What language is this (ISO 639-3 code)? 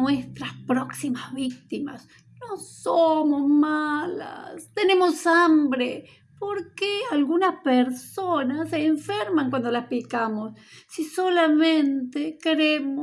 spa